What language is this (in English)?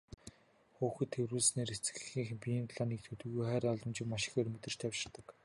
Mongolian